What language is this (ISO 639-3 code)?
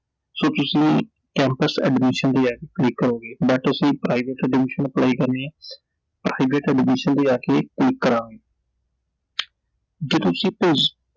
pan